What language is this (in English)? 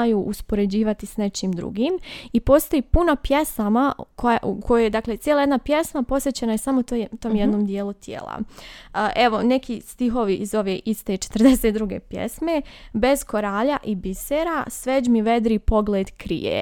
Croatian